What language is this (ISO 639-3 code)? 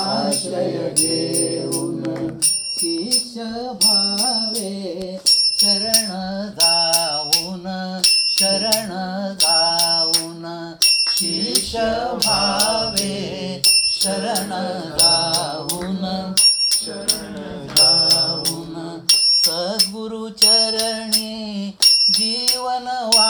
mar